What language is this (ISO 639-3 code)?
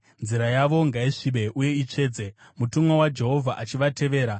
sna